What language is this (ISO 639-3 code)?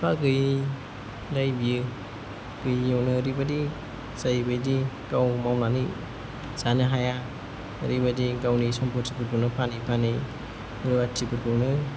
brx